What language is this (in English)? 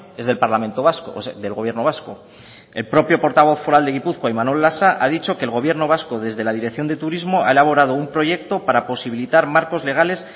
Spanish